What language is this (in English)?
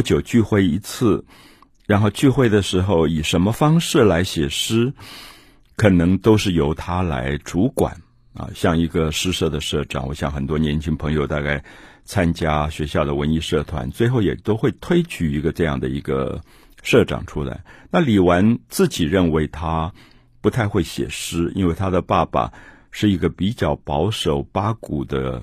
Chinese